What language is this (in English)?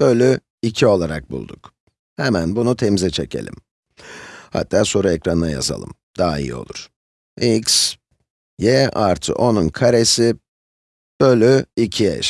Turkish